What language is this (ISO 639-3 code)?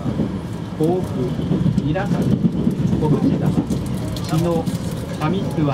jpn